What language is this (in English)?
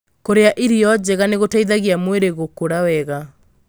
Kikuyu